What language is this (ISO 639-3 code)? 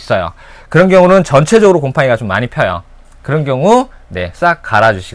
kor